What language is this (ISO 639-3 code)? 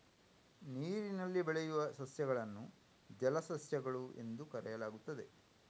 kan